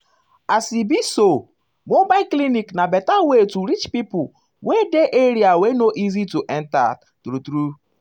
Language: Nigerian Pidgin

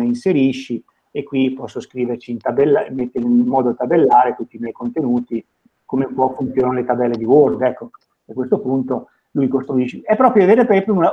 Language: Italian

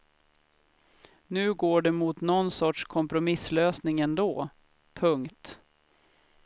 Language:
Swedish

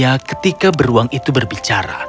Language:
Indonesian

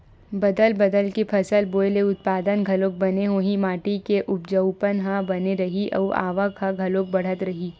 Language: Chhattisgarhi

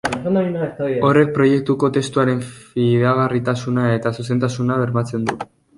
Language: Basque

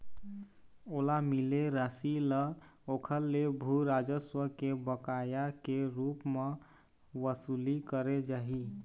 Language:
Chhattisgarhi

